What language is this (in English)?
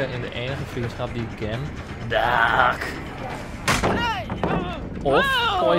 Dutch